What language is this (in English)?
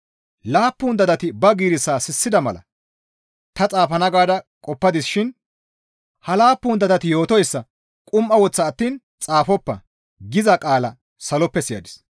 Gamo